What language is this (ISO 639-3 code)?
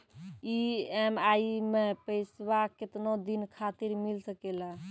mai